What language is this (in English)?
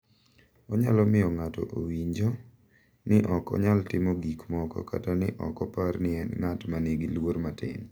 Luo (Kenya and Tanzania)